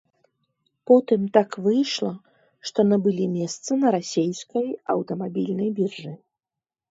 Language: Belarusian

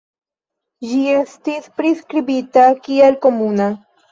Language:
Esperanto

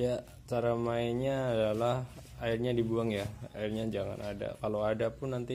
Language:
Indonesian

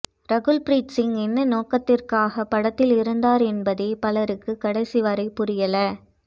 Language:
Tamil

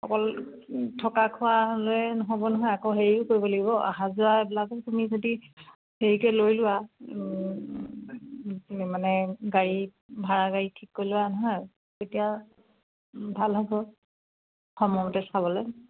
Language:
Assamese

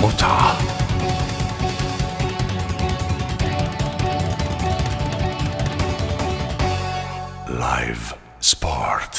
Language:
Korean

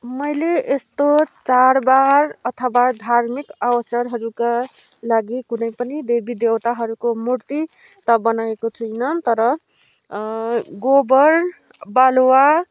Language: Nepali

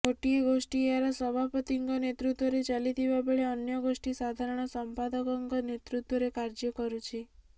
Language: Odia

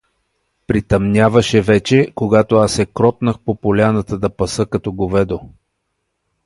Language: Bulgarian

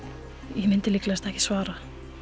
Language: Icelandic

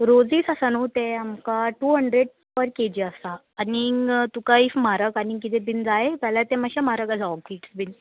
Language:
Konkani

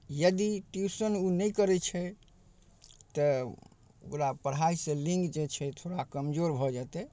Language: Maithili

